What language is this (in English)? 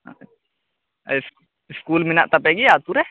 Santali